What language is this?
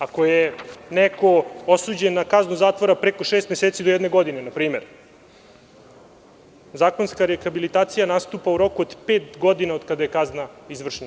Serbian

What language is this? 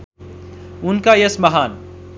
Nepali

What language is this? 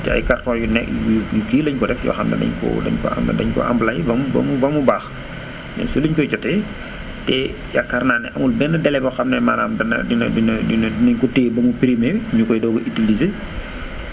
Wolof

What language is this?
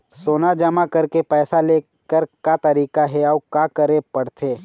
Chhattisgarhi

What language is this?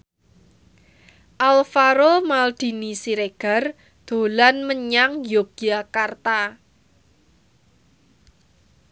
Javanese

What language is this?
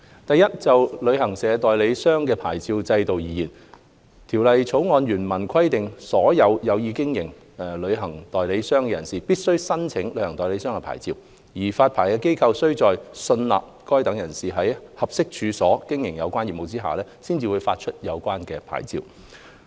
Cantonese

